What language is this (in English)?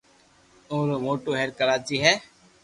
Loarki